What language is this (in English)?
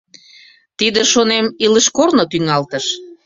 Mari